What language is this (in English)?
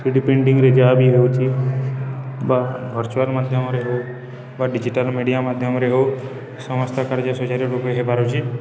Odia